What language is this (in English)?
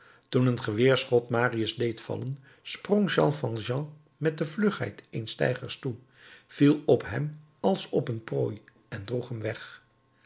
Dutch